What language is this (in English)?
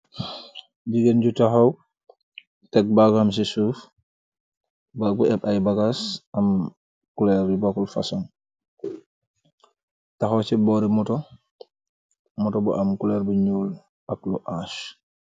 Wolof